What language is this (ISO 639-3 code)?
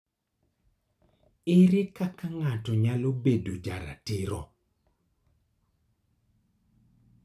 luo